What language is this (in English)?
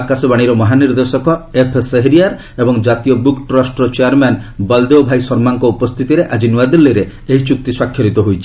Odia